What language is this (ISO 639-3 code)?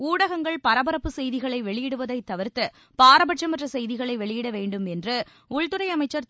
tam